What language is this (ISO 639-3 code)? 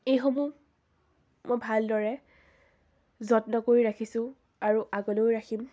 asm